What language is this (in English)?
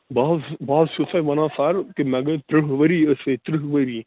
Kashmiri